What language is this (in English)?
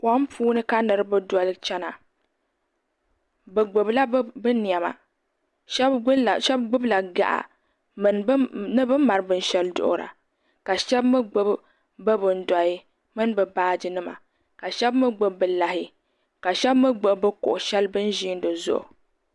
Dagbani